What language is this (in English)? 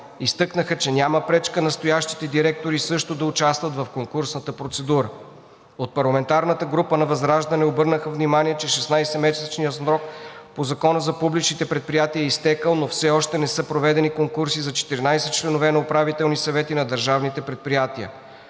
Bulgarian